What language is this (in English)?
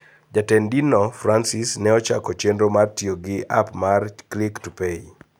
Luo (Kenya and Tanzania)